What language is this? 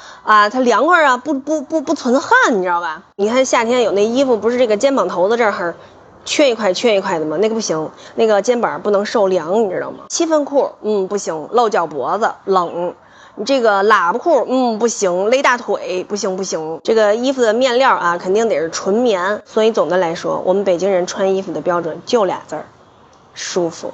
Chinese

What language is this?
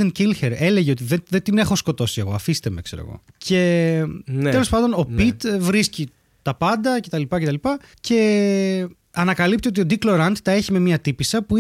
Greek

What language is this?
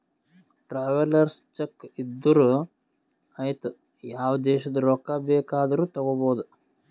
Kannada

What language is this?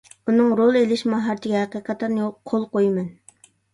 Uyghur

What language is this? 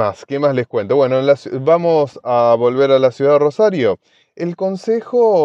Spanish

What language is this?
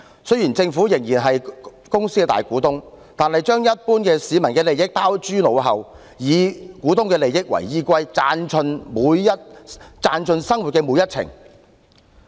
Cantonese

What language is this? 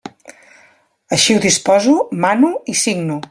Catalan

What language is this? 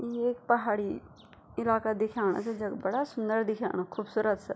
Garhwali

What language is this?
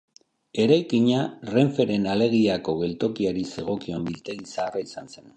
Basque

